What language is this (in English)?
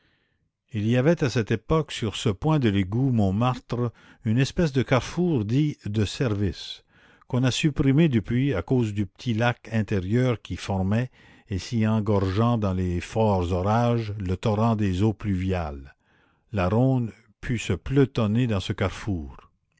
French